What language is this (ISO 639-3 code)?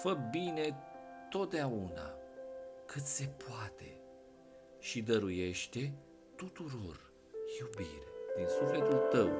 ron